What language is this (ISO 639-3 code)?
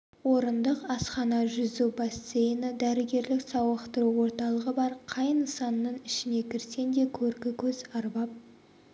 kaz